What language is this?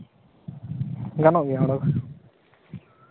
Santali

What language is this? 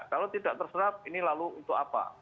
Indonesian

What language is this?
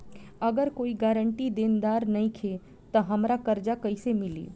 Bhojpuri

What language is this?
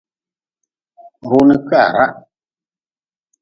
Nawdm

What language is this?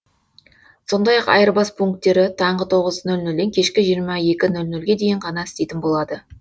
Kazakh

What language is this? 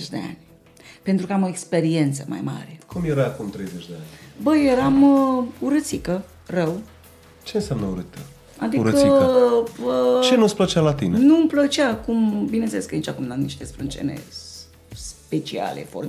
Romanian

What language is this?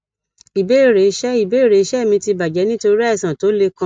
Yoruba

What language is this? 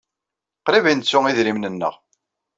Kabyle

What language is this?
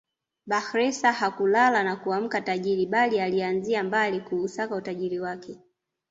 Swahili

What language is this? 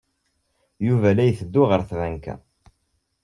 Kabyle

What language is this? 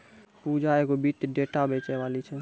Maithili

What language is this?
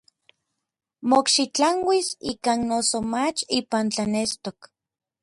Orizaba Nahuatl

